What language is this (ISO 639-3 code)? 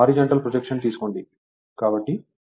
tel